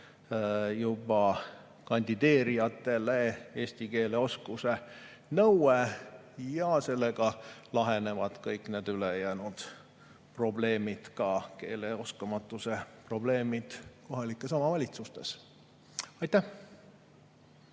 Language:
Estonian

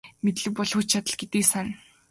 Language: Mongolian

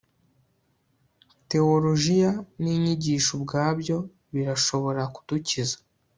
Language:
Kinyarwanda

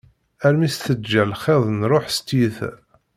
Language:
Kabyle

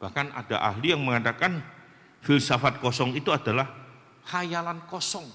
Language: Indonesian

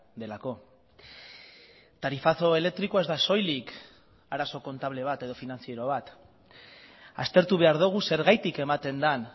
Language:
Basque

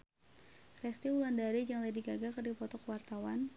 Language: Sundanese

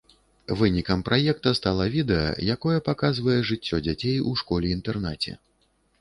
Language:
Belarusian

